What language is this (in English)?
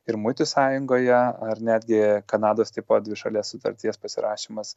Lithuanian